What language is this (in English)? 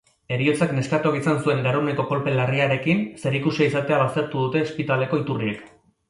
Basque